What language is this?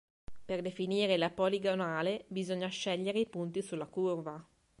Italian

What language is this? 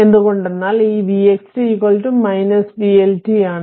Malayalam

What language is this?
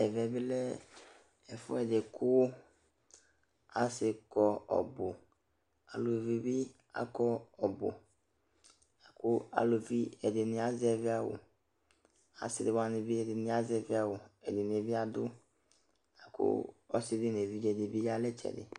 Ikposo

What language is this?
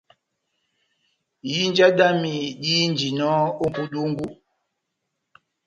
Batanga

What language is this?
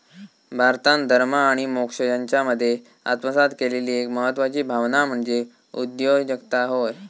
Marathi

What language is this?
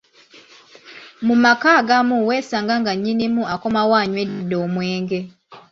Ganda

